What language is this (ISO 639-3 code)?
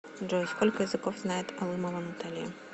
rus